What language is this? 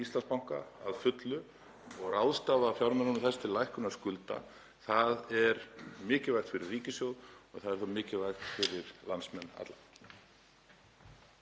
Icelandic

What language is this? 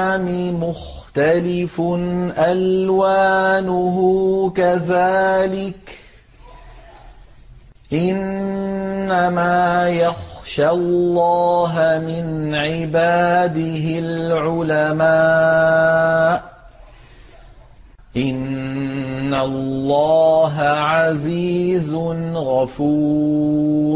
Arabic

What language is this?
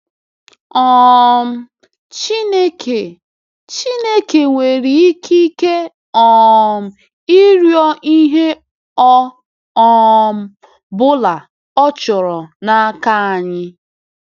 Igbo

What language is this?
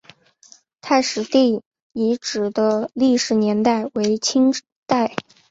Chinese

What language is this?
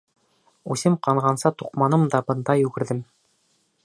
Bashkir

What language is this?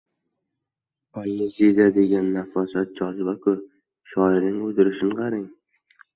Uzbek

